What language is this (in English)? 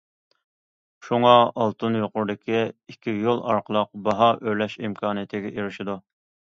Uyghur